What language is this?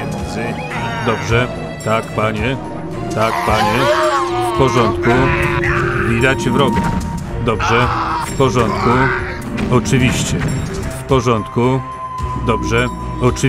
Polish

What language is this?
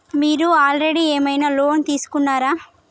Telugu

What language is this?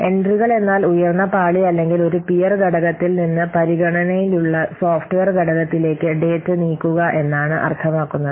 Malayalam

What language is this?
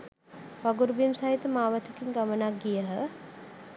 Sinhala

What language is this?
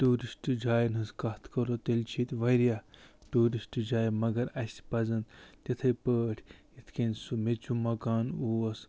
Kashmiri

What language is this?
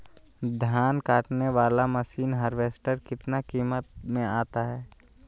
Magahi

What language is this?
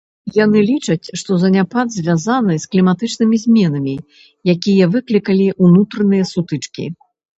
Belarusian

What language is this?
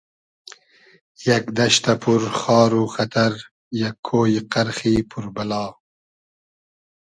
Hazaragi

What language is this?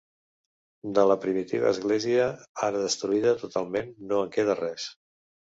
Catalan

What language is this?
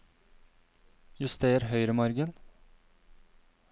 Norwegian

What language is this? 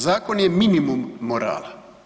Croatian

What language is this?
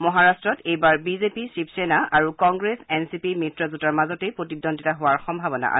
Assamese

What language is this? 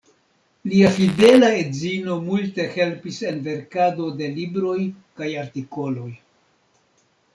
Esperanto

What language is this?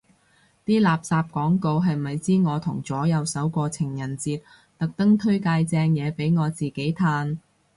Cantonese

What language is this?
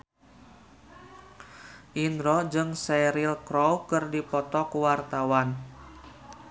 Sundanese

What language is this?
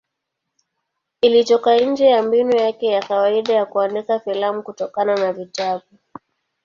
Swahili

